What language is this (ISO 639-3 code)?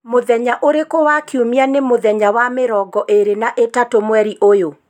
kik